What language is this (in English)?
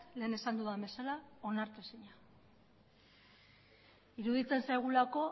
Basque